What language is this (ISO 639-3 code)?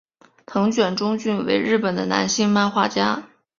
zho